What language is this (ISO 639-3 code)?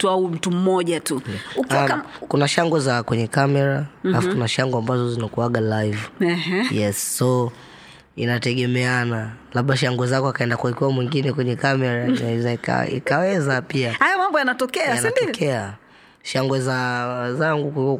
swa